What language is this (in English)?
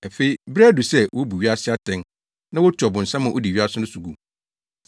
Akan